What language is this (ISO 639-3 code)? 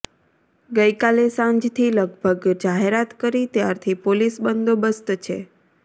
guj